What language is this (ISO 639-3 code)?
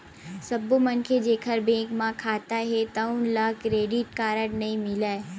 hne